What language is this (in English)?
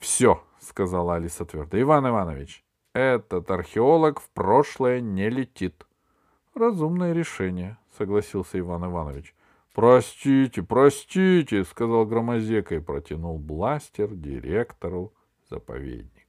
Russian